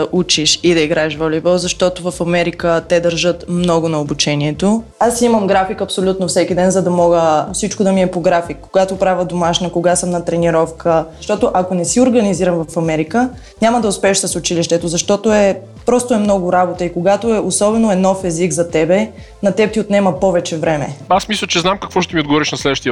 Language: Bulgarian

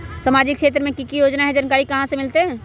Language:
Magahi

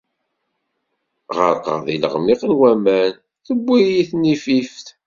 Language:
Kabyle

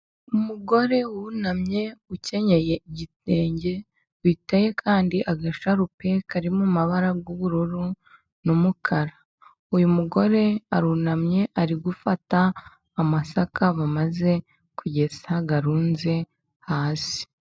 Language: Kinyarwanda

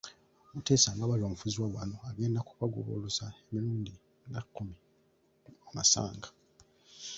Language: Ganda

